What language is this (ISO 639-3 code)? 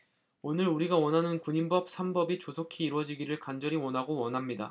kor